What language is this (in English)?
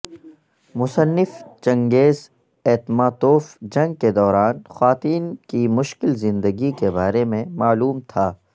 Urdu